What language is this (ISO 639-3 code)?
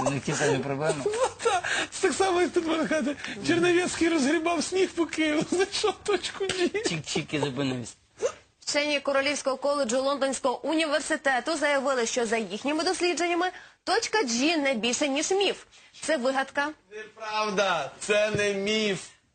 ukr